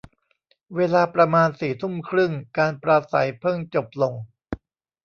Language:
Thai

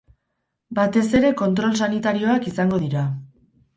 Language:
Basque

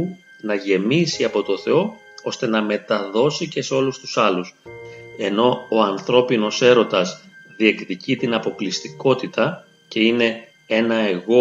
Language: Greek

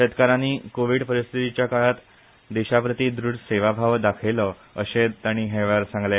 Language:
Konkani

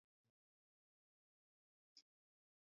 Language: Swahili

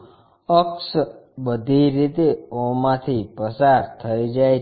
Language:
Gujarati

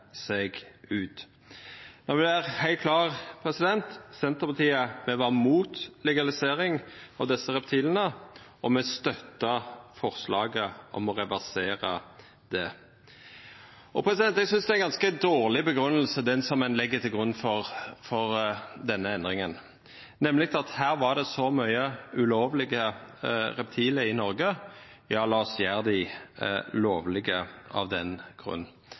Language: Norwegian Nynorsk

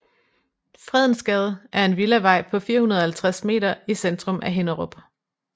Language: Danish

